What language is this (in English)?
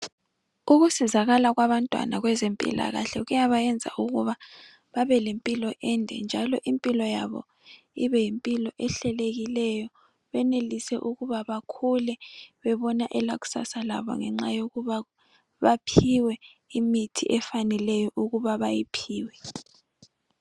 North Ndebele